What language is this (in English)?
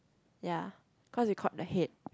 English